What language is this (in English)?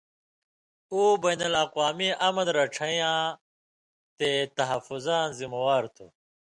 Indus Kohistani